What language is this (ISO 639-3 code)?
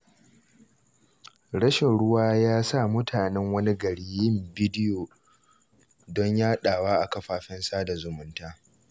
hau